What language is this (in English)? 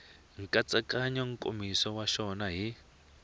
Tsonga